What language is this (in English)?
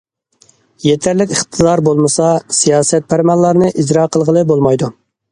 Uyghur